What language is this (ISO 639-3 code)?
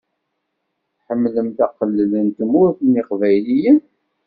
kab